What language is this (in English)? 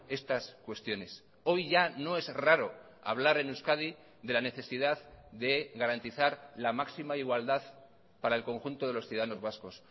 Spanish